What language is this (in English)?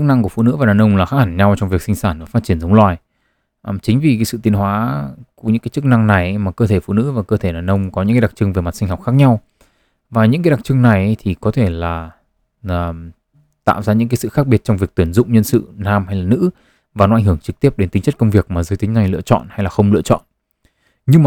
Vietnamese